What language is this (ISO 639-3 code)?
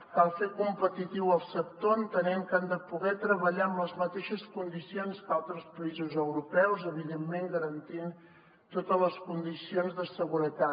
cat